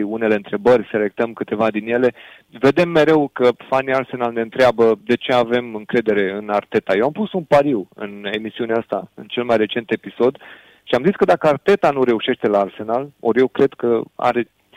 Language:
Romanian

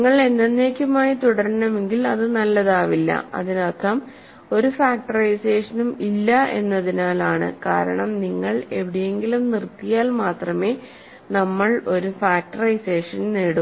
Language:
Malayalam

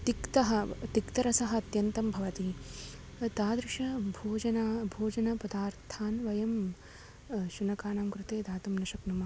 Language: Sanskrit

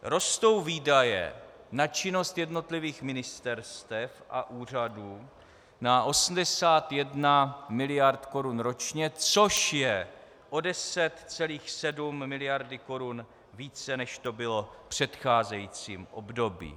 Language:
Czech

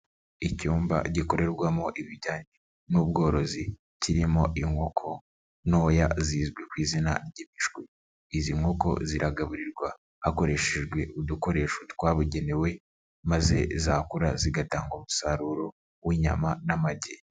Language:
Kinyarwanda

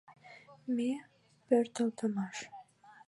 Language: Mari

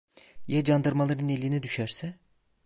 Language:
Turkish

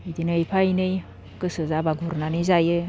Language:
Bodo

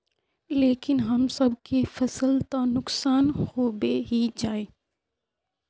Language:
Magahi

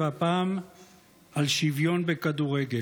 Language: Hebrew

